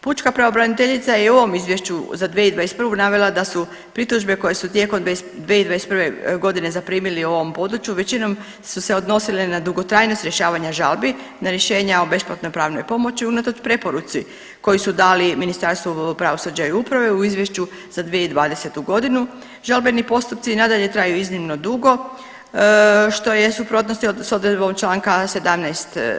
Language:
Croatian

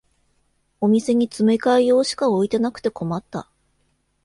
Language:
Japanese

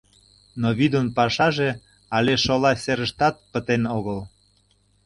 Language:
Mari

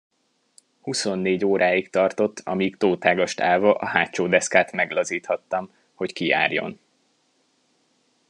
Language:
Hungarian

